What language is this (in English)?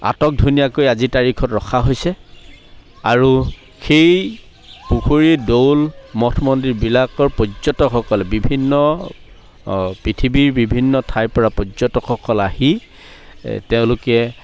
Assamese